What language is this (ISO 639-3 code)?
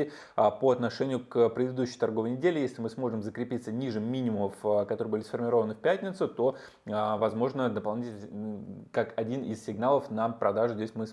rus